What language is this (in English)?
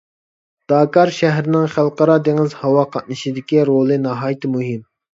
Uyghur